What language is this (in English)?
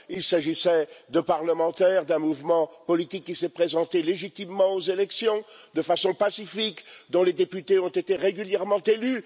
French